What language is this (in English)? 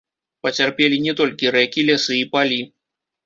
Belarusian